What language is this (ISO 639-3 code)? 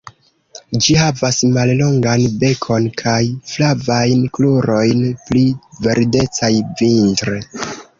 epo